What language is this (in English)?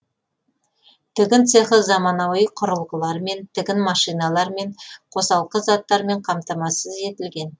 Kazakh